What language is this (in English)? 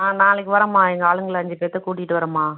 Tamil